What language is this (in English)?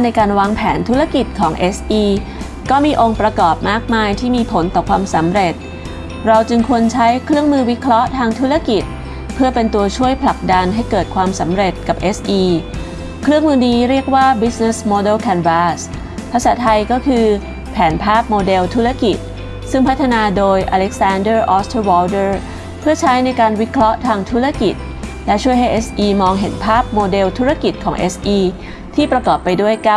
Thai